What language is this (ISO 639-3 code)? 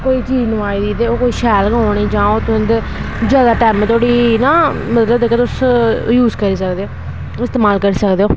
doi